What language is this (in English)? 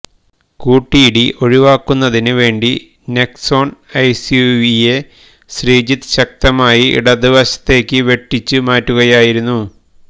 Malayalam